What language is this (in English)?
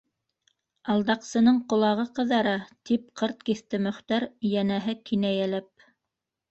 Bashkir